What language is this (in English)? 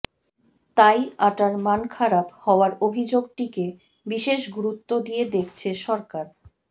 Bangla